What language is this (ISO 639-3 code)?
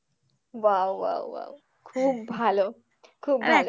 ben